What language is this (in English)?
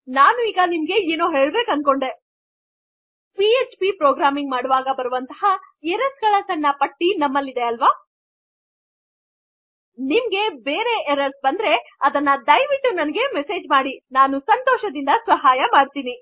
Kannada